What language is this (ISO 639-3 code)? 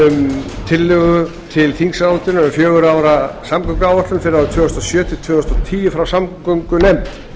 isl